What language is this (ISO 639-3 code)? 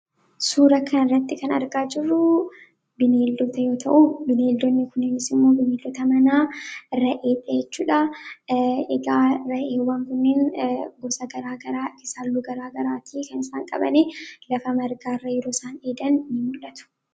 orm